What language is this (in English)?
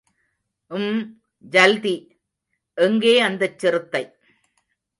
Tamil